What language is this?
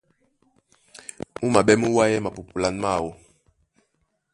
Duala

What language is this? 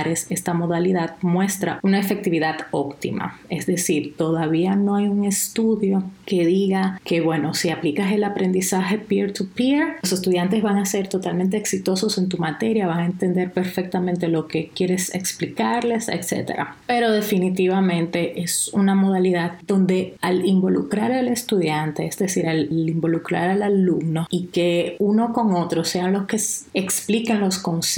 Spanish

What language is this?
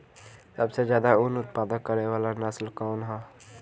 Bhojpuri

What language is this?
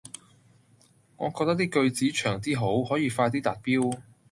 Cantonese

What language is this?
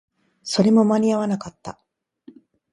Japanese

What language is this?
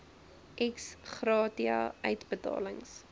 Afrikaans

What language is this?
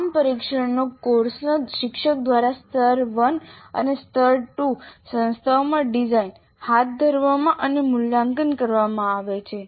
Gujarati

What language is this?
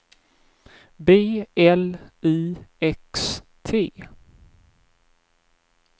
Swedish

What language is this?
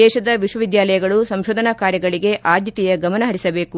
Kannada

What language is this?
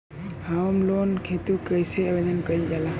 Bhojpuri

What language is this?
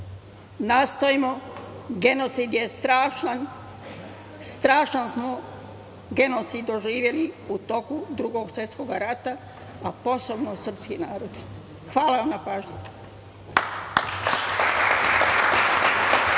Serbian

